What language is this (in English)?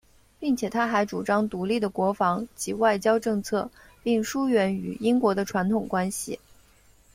Chinese